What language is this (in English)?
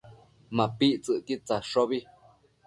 Matsés